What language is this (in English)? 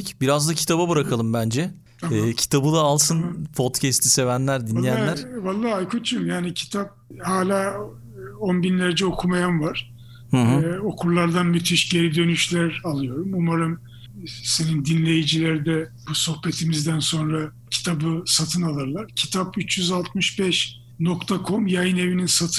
Turkish